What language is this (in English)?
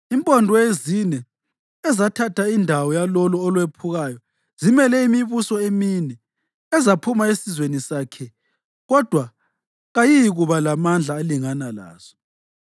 North Ndebele